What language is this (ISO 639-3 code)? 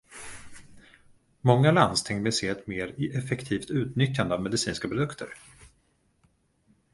swe